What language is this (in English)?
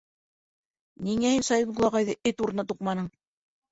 Bashkir